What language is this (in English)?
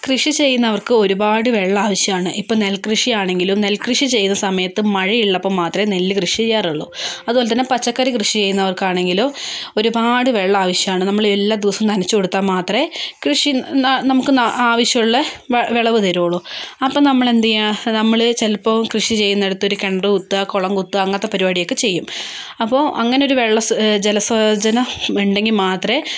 Malayalam